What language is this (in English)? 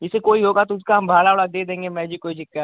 Hindi